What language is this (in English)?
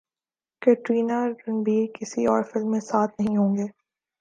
Urdu